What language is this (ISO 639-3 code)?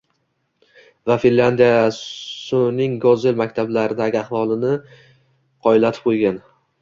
uzb